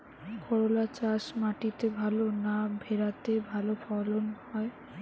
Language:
Bangla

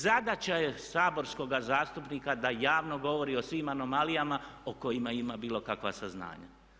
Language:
Croatian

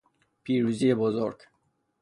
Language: Persian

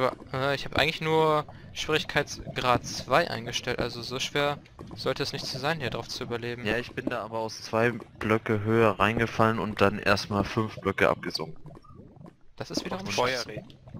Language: German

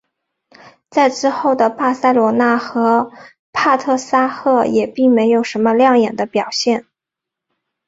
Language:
Chinese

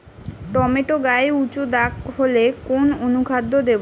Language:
Bangla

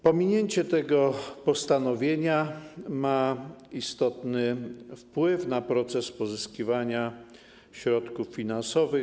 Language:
Polish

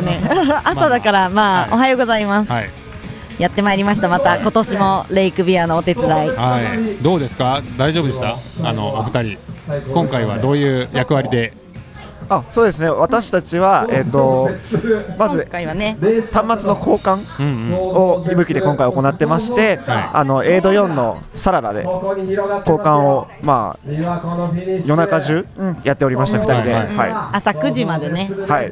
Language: Japanese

